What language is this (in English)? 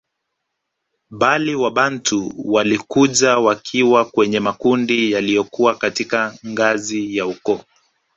Swahili